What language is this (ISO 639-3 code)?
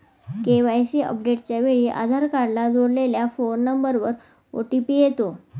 mar